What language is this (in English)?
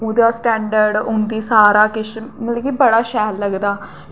Dogri